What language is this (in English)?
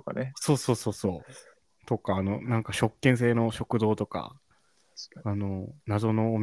Japanese